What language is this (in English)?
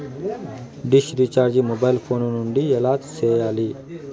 Telugu